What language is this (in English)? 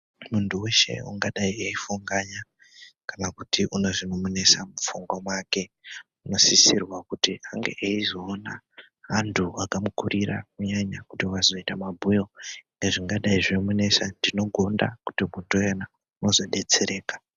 Ndau